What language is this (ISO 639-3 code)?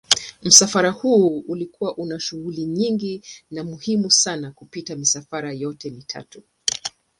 swa